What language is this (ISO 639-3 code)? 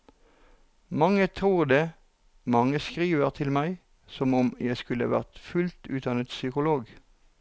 nor